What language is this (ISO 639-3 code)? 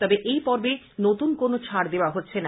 ben